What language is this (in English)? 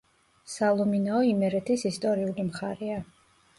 Georgian